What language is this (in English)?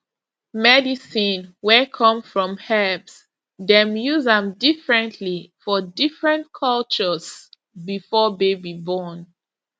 Nigerian Pidgin